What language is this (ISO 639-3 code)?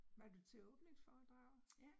dan